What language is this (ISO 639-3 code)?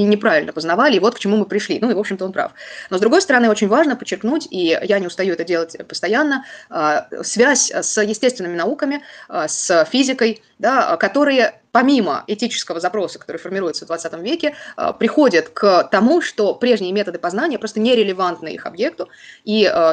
rus